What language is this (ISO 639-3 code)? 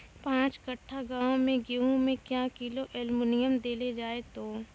mai